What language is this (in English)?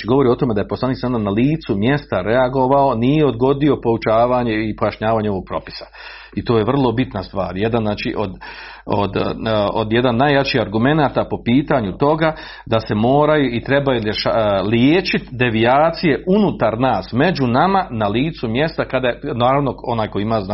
Croatian